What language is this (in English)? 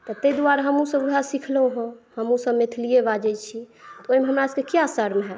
Maithili